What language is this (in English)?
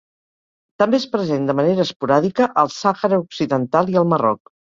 Catalan